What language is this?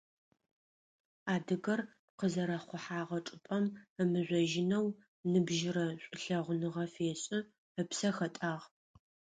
Adyghe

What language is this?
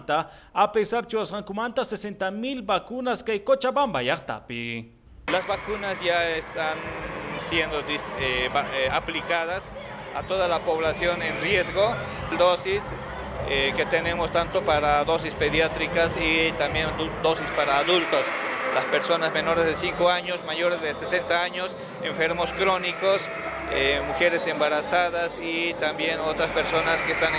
Spanish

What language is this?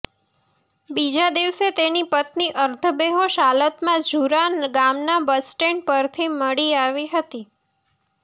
Gujarati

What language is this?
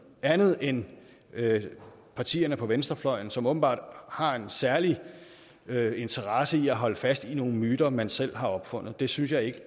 Danish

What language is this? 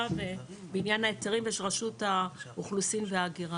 Hebrew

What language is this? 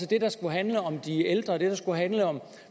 Danish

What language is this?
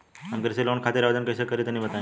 Bhojpuri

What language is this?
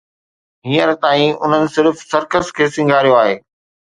Sindhi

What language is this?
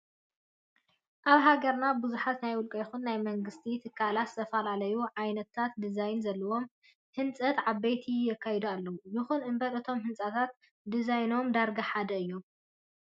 Tigrinya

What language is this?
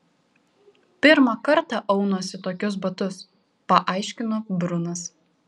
Lithuanian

